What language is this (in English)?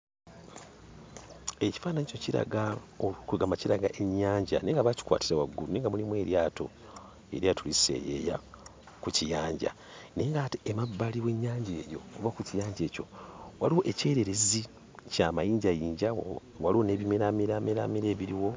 Ganda